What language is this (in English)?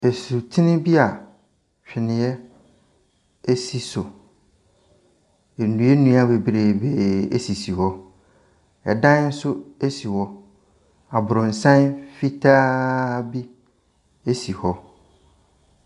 Akan